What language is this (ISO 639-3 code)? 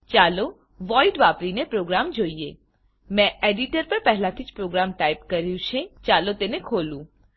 guj